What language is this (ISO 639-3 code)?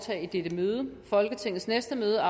dan